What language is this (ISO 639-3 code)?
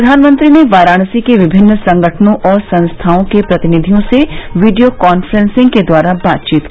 hin